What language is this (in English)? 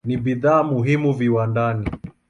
Swahili